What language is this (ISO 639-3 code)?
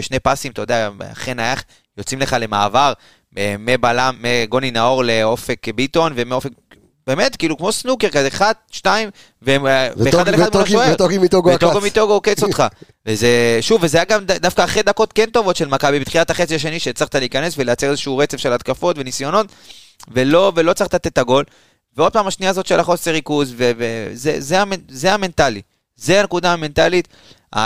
heb